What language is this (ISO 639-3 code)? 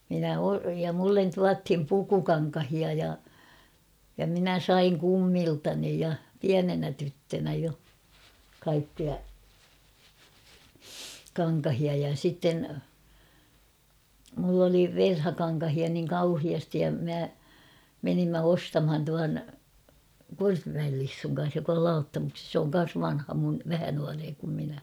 fin